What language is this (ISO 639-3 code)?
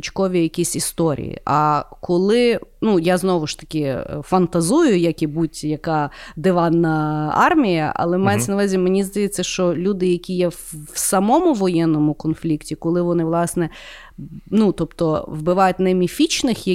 ukr